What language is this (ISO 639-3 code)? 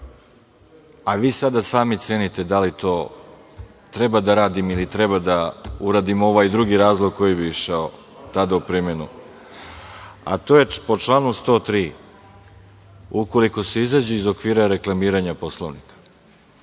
srp